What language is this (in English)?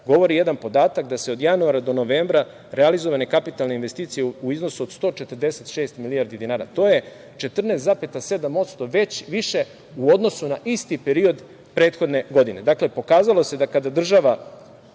Serbian